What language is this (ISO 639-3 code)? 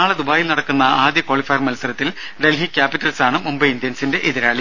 mal